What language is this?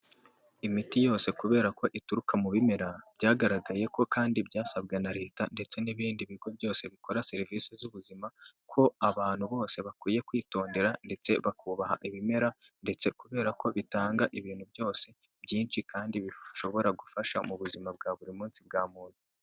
Kinyarwanda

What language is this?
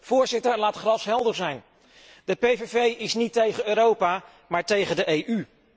Dutch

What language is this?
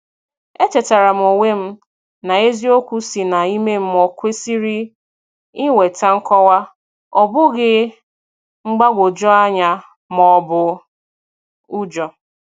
Igbo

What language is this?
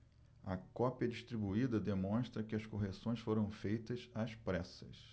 Portuguese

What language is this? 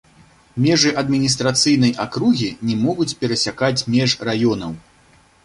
Belarusian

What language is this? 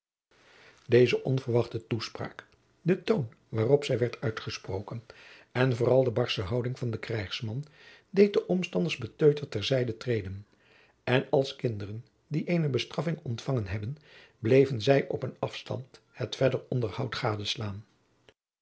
Dutch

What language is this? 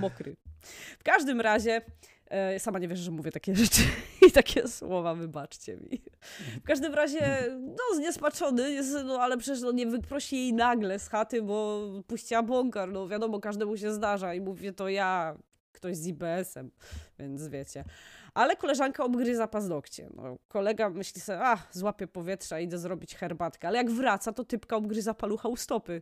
Polish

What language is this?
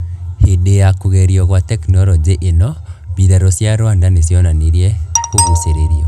Kikuyu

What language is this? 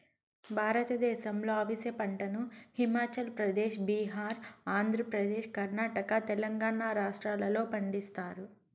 Telugu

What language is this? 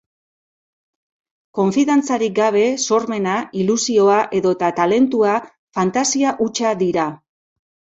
Basque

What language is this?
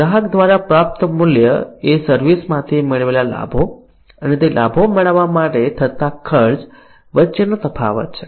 Gujarati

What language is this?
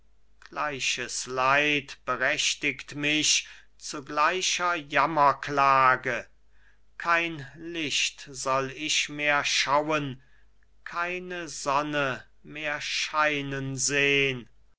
German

